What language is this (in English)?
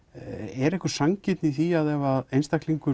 Icelandic